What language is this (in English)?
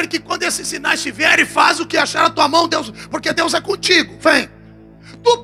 Portuguese